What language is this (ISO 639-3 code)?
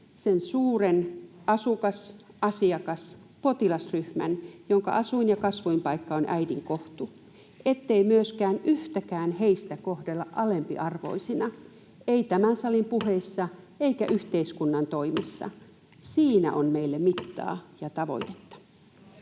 fin